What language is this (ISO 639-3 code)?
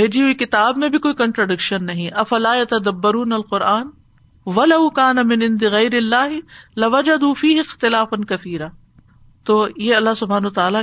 urd